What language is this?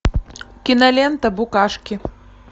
Russian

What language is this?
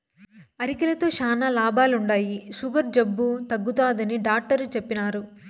Telugu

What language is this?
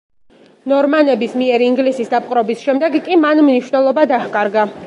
Georgian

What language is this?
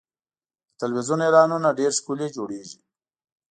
Pashto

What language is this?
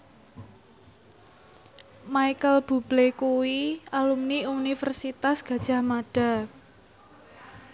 Javanese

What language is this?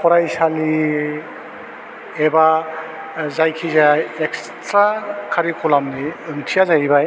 Bodo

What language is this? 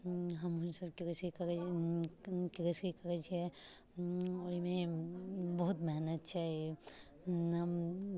Maithili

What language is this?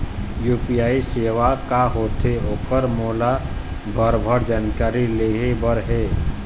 Chhattisgarhi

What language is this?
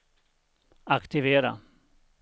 Swedish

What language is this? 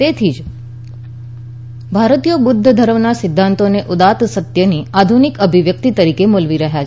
Gujarati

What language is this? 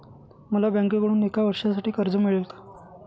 Marathi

